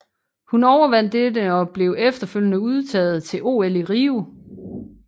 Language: Danish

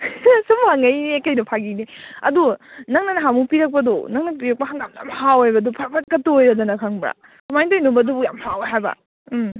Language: Manipuri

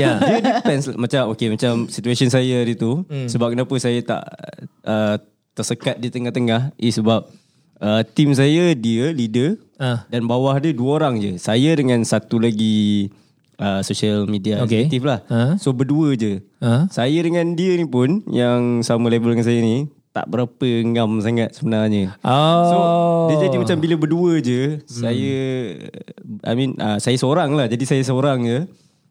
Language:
Malay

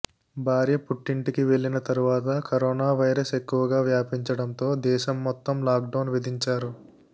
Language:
Telugu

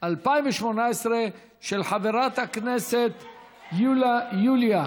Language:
Hebrew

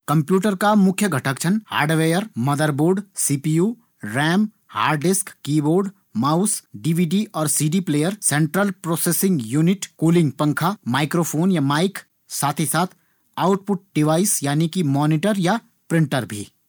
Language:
Garhwali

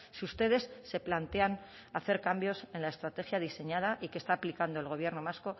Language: Spanish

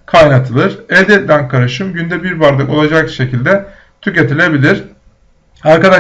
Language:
Turkish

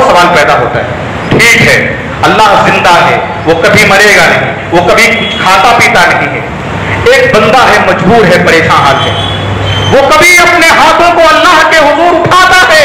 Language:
Arabic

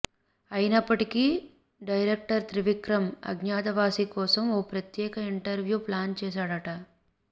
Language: Telugu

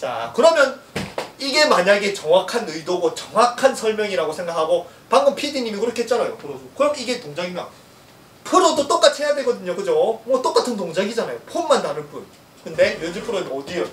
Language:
Korean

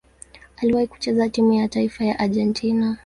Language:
Swahili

